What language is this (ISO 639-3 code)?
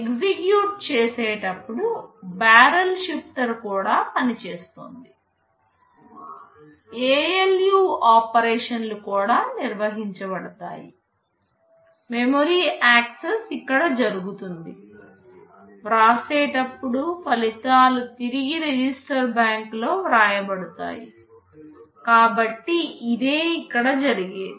tel